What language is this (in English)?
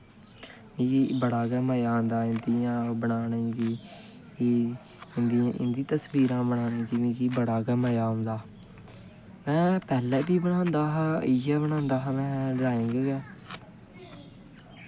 Dogri